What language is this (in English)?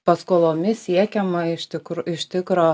Lithuanian